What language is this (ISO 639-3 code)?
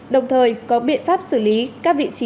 vie